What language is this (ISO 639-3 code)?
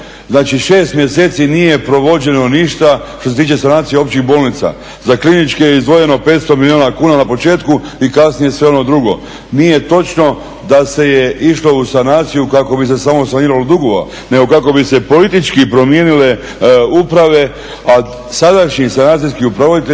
hrv